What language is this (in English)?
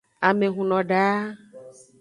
Aja (Benin)